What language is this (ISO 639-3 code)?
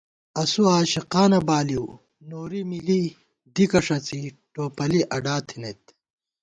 gwt